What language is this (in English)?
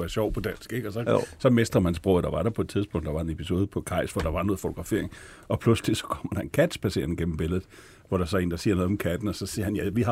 Danish